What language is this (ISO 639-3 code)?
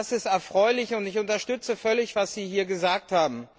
deu